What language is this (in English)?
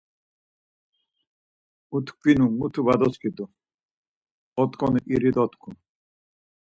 Laz